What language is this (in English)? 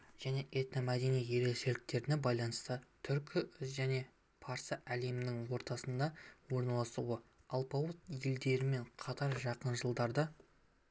Kazakh